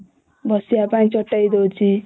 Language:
Odia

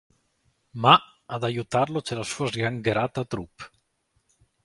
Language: Italian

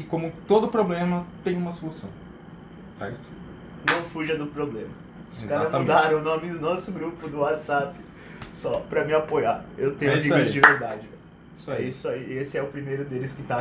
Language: Portuguese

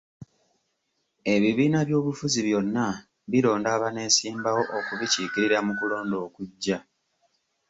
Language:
Ganda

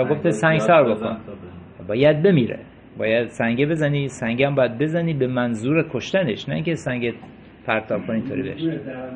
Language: Persian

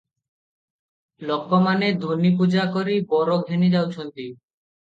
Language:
Odia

